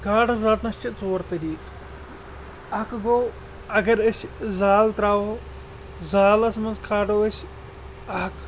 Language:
Kashmiri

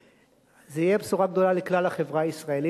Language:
Hebrew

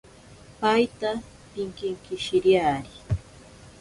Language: Ashéninka Perené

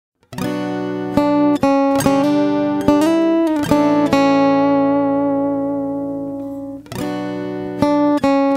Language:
Malay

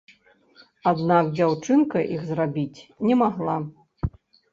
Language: Belarusian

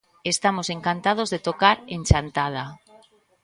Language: Galician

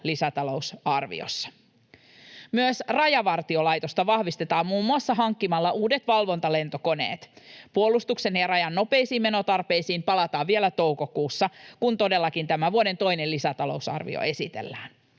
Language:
Finnish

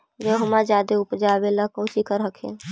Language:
Magahi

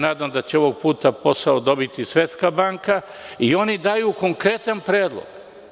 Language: Serbian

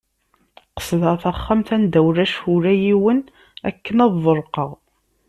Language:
Kabyle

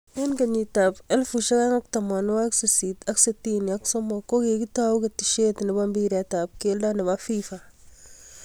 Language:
Kalenjin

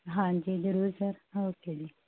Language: Punjabi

